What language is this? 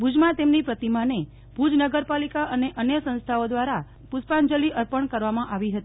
Gujarati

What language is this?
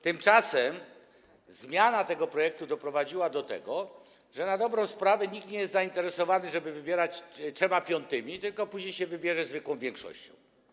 Polish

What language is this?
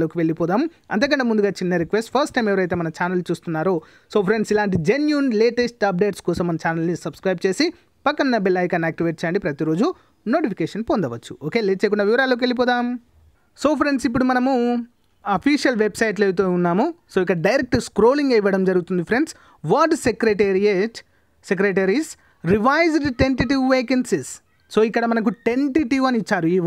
Hindi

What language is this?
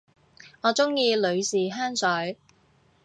Cantonese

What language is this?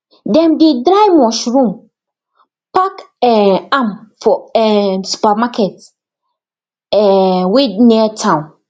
Nigerian Pidgin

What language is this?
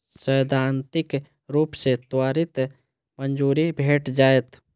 Maithili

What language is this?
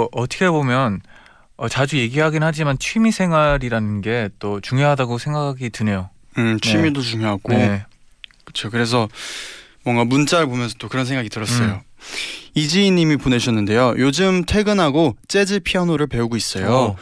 Korean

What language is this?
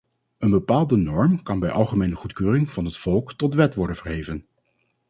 Dutch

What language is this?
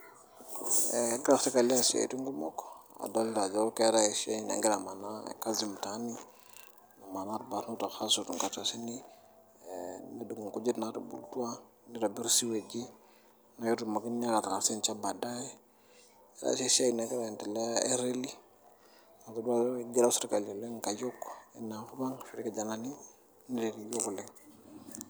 Masai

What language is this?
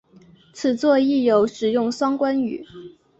Chinese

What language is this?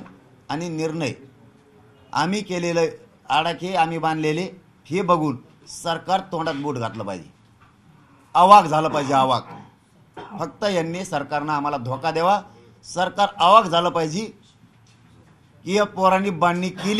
Marathi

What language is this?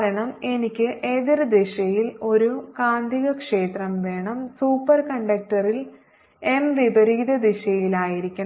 Malayalam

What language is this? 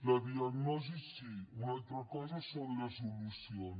Catalan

